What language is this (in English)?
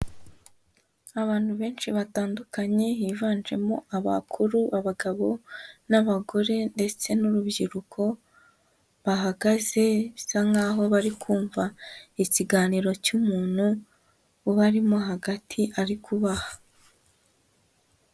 Kinyarwanda